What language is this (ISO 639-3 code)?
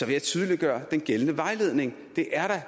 dan